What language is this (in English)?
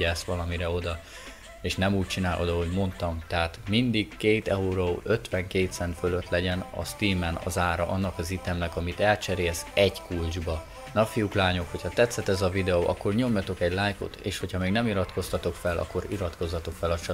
Hungarian